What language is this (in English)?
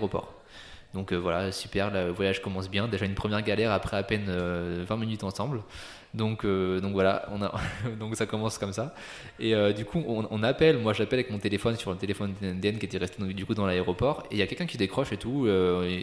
French